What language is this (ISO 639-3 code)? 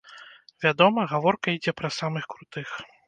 bel